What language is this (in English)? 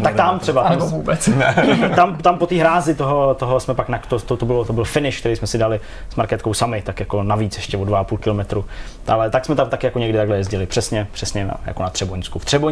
Czech